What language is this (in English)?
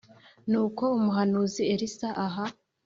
Kinyarwanda